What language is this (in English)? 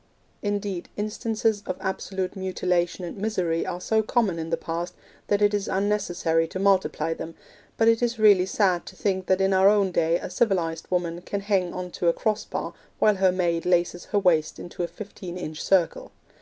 English